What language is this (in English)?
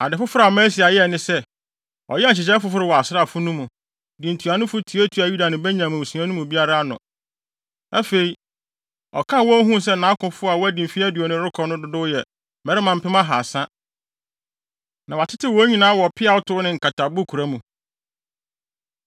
Akan